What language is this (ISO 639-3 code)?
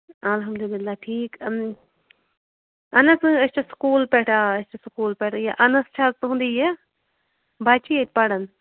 kas